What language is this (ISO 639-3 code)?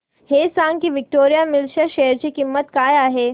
mar